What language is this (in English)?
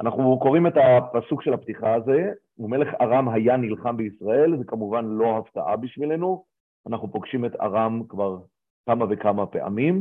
Hebrew